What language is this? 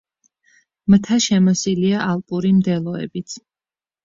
Georgian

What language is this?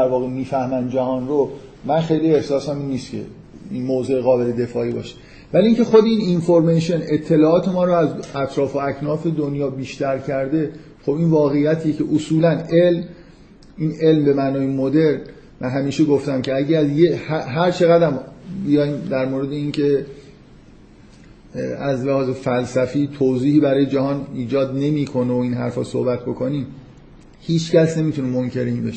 Persian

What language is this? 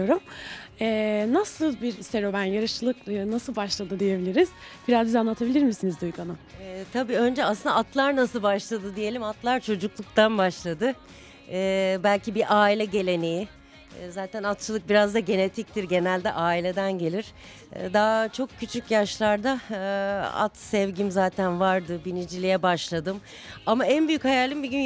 Turkish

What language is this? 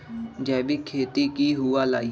Magahi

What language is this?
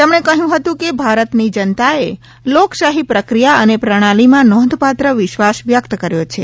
Gujarati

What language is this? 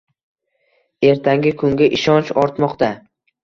Uzbek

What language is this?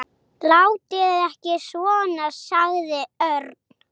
Icelandic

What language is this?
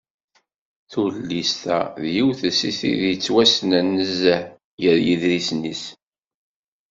Kabyle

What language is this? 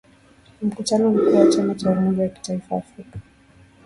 Swahili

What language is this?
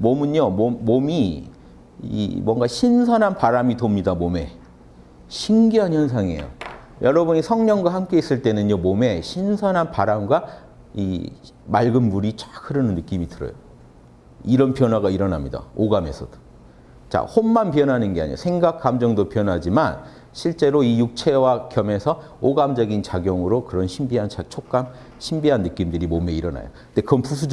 Korean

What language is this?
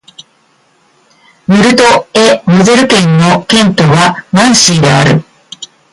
Japanese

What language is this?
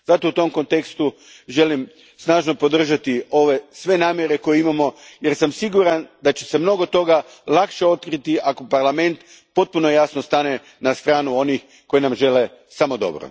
Croatian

